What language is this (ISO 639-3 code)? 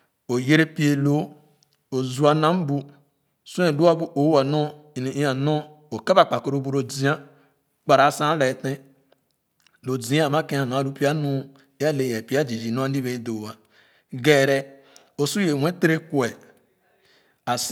ogo